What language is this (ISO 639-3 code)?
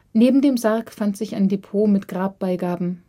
deu